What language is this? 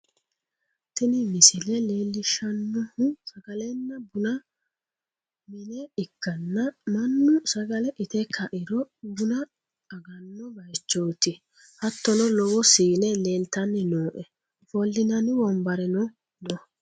Sidamo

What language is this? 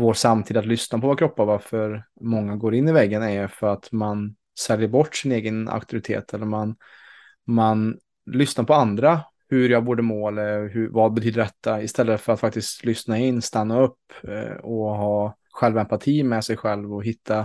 Swedish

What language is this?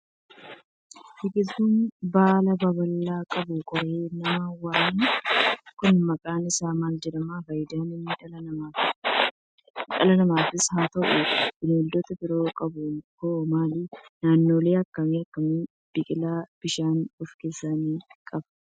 Oromo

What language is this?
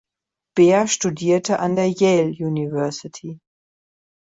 German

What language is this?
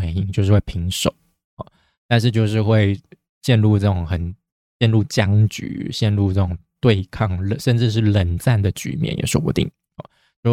Chinese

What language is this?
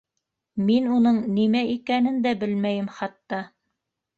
Bashkir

